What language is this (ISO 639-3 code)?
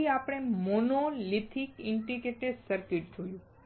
guj